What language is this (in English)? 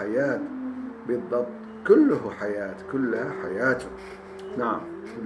Turkish